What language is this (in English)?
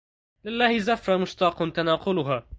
Arabic